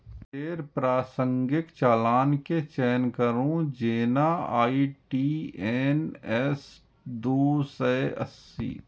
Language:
Maithili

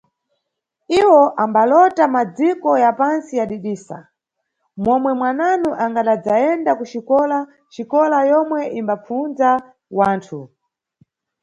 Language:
Nyungwe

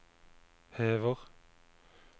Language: Norwegian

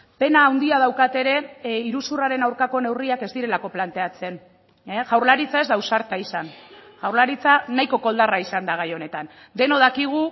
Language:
Basque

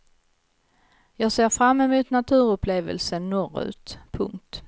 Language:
Swedish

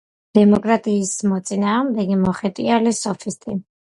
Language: Georgian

